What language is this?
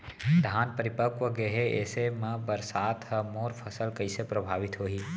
Chhattisgarhi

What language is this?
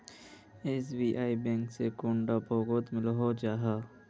Magahi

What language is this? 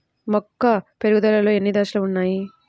Telugu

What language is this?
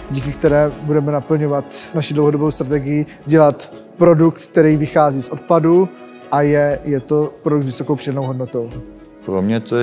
Czech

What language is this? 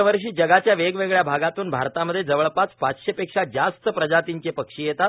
Marathi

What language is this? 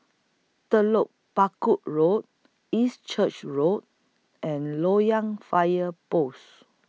English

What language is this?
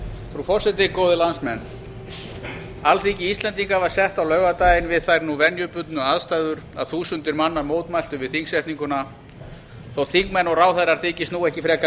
Icelandic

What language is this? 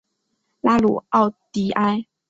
Chinese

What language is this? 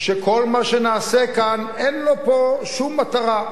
Hebrew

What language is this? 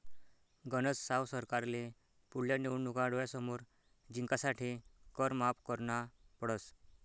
Marathi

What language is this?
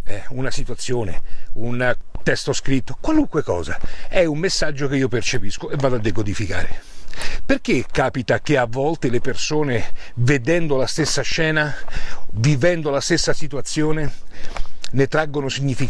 Italian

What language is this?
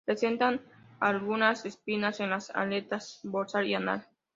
Spanish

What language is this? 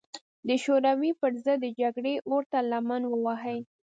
Pashto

